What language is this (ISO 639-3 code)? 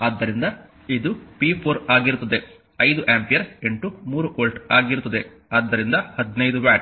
kan